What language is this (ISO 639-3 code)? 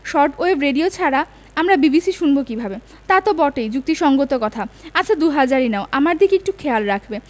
ben